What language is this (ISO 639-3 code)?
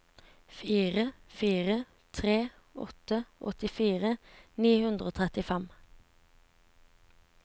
nor